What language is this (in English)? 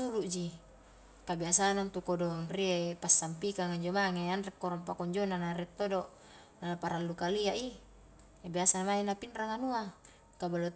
Highland Konjo